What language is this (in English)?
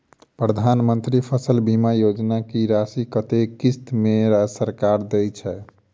Maithili